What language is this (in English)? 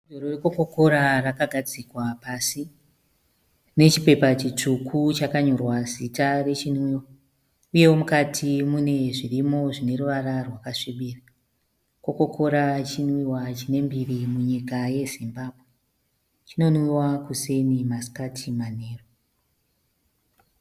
Shona